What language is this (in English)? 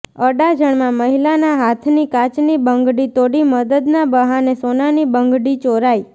Gujarati